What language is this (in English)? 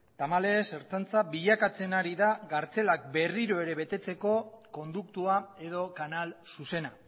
Basque